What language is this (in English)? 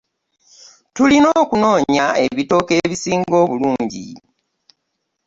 Ganda